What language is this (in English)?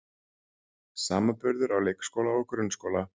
Icelandic